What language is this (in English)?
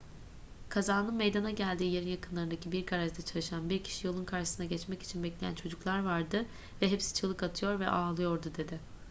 Turkish